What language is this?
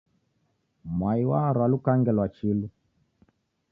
Taita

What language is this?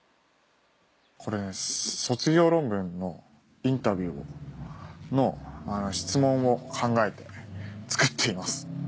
Japanese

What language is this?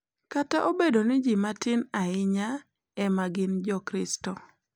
Luo (Kenya and Tanzania)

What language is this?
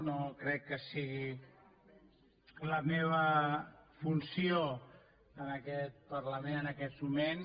Catalan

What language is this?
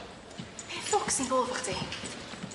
Welsh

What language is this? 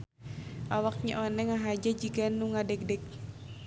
Sundanese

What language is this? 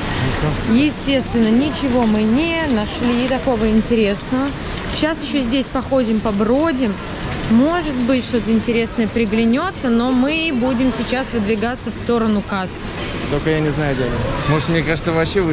Russian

